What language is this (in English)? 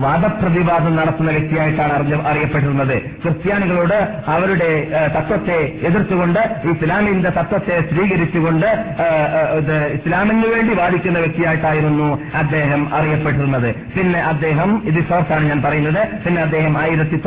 Malayalam